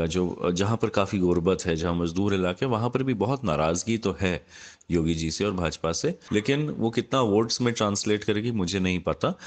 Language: Hindi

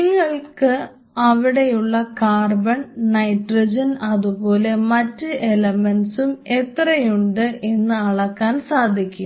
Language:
Malayalam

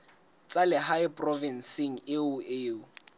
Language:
Southern Sotho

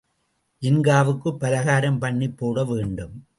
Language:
Tamil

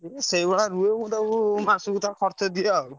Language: Odia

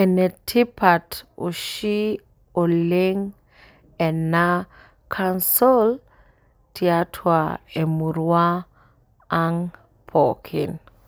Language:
Masai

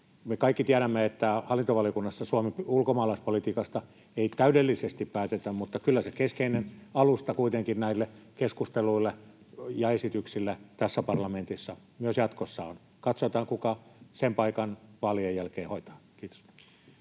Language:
Finnish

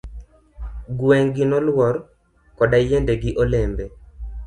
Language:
Luo (Kenya and Tanzania)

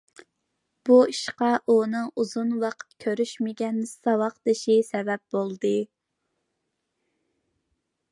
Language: Uyghur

